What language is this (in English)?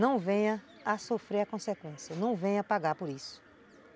Portuguese